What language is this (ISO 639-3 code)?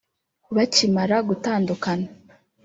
kin